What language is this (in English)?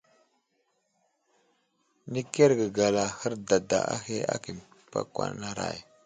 Wuzlam